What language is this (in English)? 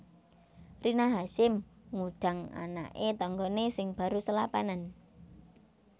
Javanese